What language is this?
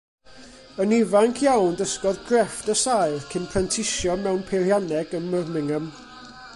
Welsh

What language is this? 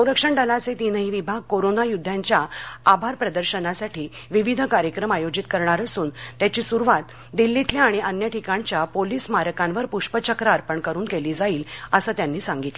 Marathi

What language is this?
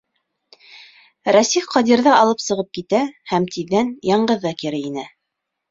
Bashkir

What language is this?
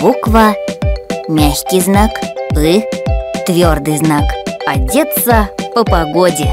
Russian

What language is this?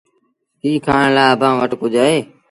Sindhi Bhil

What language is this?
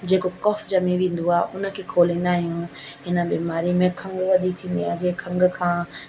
Sindhi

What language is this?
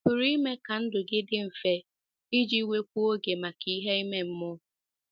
Igbo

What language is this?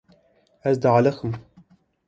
Kurdish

